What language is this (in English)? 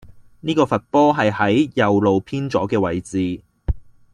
Cantonese